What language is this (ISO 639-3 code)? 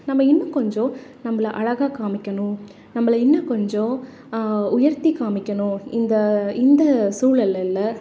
tam